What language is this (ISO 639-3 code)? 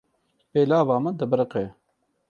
kur